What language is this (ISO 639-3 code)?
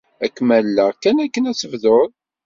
kab